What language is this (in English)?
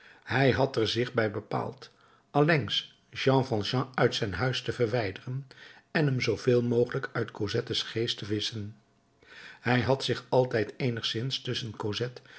Dutch